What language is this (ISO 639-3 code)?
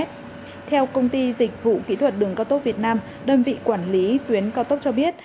vie